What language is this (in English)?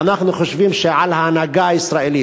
Hebrew